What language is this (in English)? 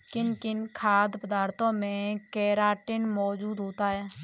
Hindi